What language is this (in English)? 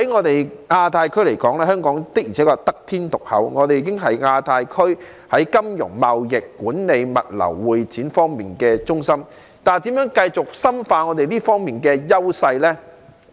Cantonese